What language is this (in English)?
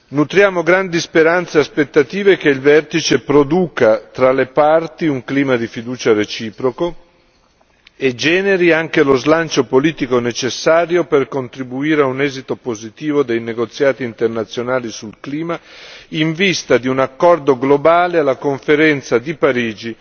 Italian